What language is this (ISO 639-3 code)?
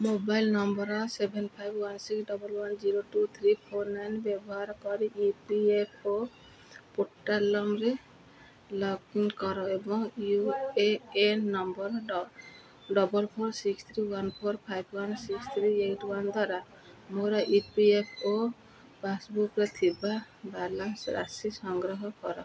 ori